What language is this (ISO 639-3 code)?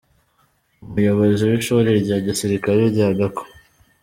kin